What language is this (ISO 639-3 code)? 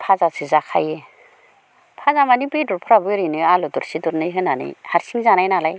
brx